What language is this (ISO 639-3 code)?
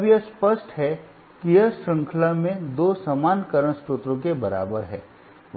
hin